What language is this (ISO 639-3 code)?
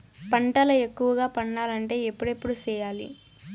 tel